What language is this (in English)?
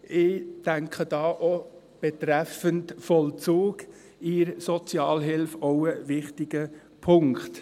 Swiss German